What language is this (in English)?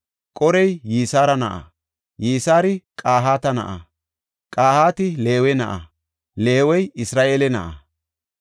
Gofa